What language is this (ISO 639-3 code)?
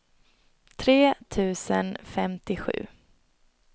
swe